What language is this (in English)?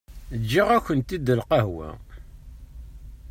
Kabyle